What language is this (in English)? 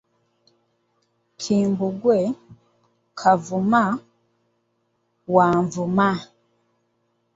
Ganda